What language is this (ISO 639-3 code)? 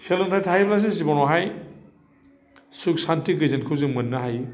brx